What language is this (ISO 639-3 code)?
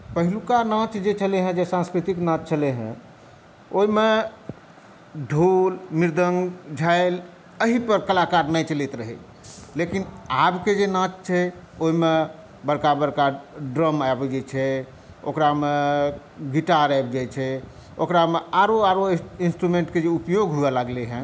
mai